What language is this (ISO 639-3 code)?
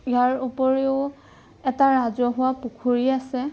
asm